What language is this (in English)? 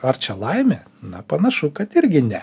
Lithuanian